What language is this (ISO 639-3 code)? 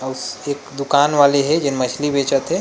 hne